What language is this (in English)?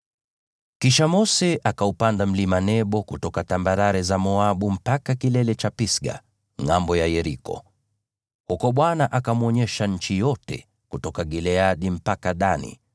Swahili